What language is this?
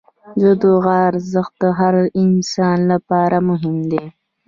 Pashto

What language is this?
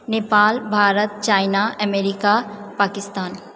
Maithili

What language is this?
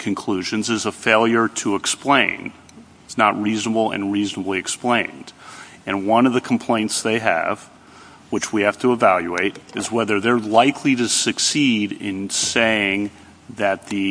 English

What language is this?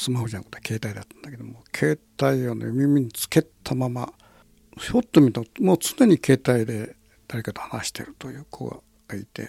Japanese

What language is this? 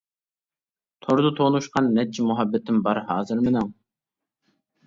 Uyghur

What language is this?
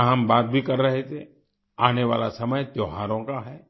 Hindi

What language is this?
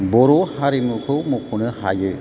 Bodo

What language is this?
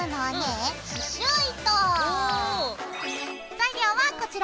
Japanese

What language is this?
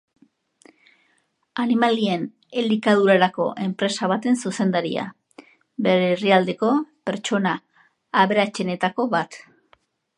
Basque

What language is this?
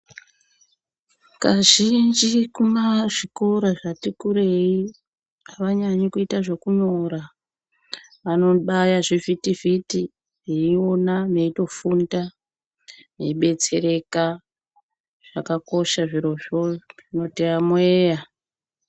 Ndau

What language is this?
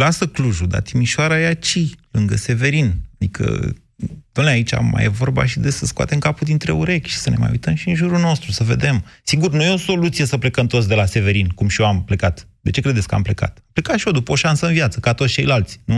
Romanian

